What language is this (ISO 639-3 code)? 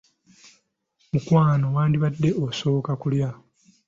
lug